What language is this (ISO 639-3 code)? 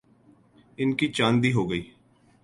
urd